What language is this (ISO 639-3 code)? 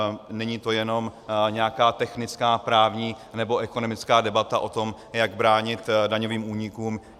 ces